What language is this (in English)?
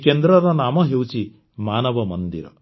Odia